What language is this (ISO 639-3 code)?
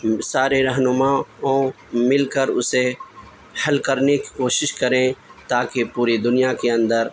urd